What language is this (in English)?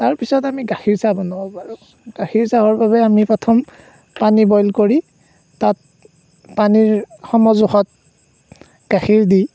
Assamese